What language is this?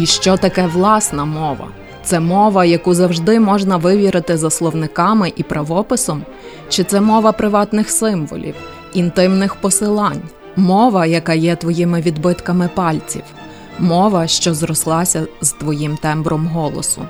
Ukrainian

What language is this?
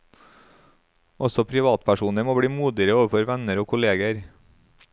Norwegian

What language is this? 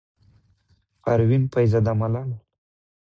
Pashto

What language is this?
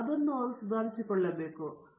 Kannada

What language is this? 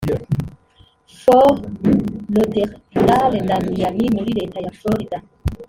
Kinyarwanda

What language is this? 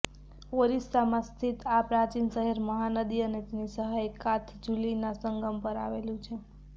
Gujarati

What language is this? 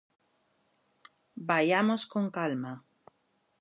Galician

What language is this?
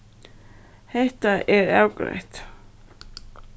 Faroese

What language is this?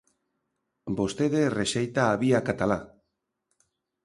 Galician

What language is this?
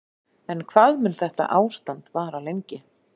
Icelandic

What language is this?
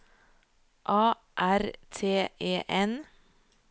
Norwegian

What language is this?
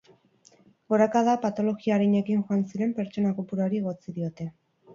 Basque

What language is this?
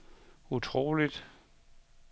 Danish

